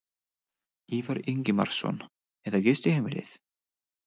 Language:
Icelandic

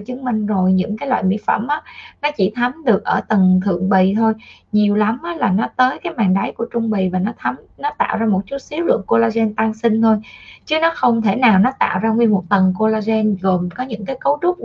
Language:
Vietnamese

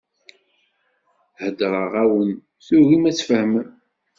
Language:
Kabyle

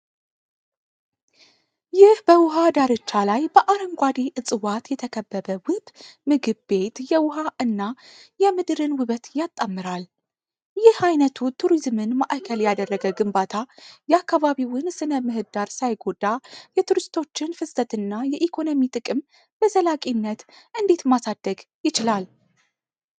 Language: Amharic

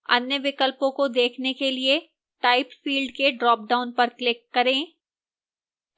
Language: Hindi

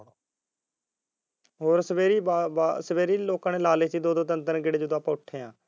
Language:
Punjabi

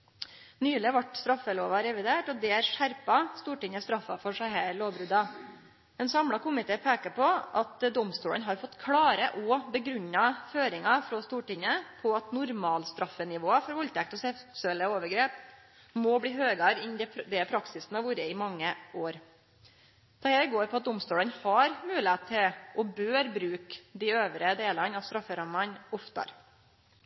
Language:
Norwegian Nynorsk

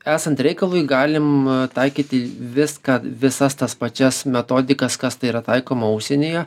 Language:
Lithuanian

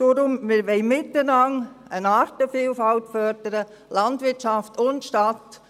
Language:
Swiss German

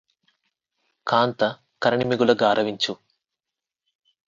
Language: Telugu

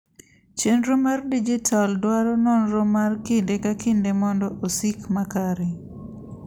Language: Luo (Kenya and Tanzania)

